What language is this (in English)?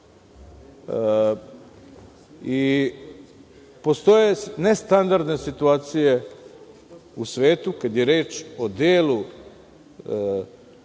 Serbian